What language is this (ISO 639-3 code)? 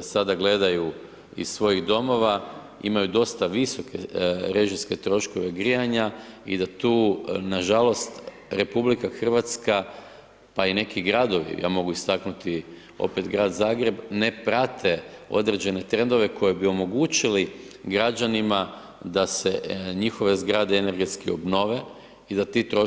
hrv